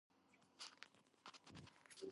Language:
Georgian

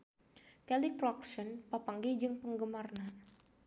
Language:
Sundanese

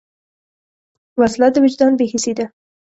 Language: Pashto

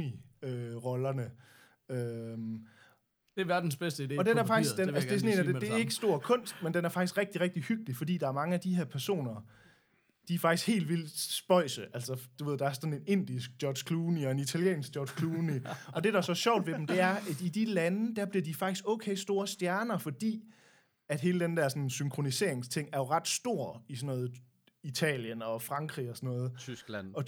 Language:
Danish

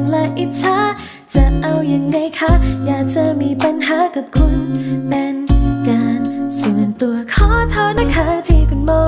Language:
Thai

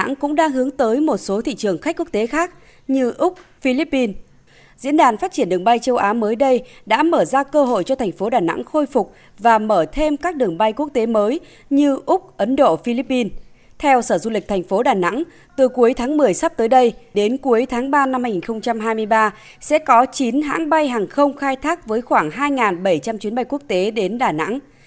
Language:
Vietnamese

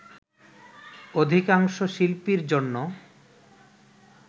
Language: Bangla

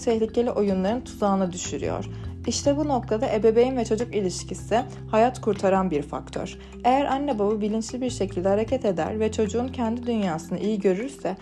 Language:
Turkish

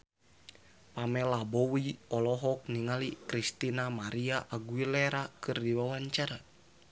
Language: Sundanese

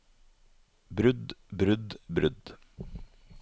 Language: Norwegian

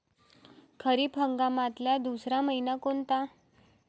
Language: Marathi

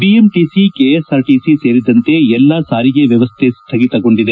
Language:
Kannada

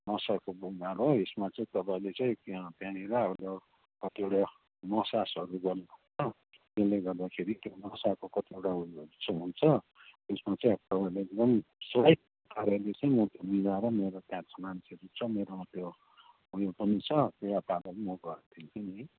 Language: Nepali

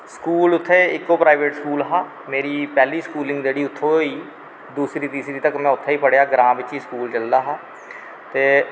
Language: Dogri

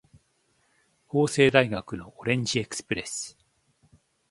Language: Japanese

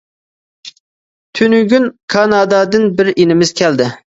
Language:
Uyghur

